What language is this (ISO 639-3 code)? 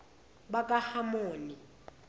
zul